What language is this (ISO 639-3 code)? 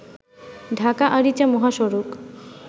ben